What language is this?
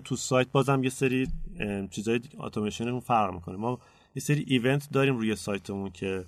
Persian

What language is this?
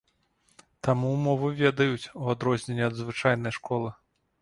Belarusian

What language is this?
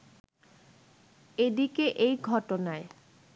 Bangla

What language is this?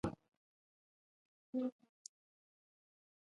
Nawdm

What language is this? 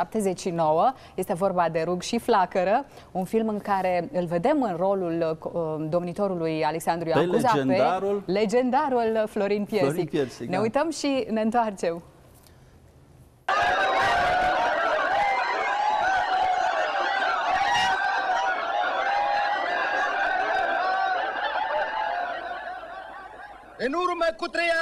Romanian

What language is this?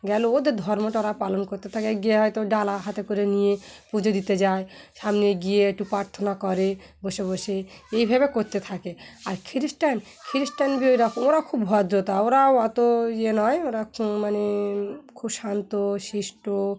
Bangla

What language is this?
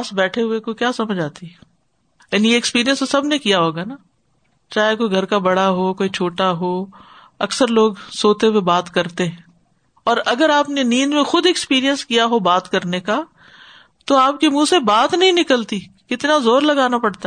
Urdu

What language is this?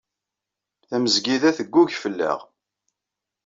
Kabyle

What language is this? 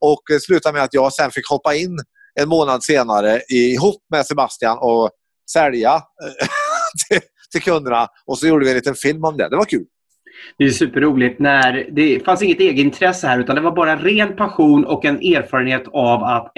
Swedish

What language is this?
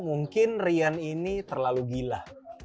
Indonesian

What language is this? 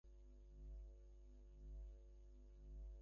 Bangla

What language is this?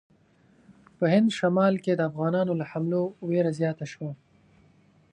Pashto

